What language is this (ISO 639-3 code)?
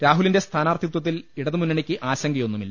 mal